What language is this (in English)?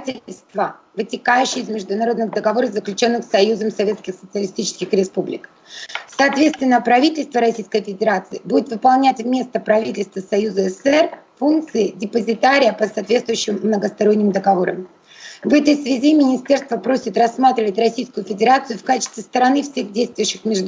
Russian